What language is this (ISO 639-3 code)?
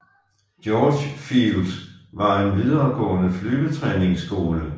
dan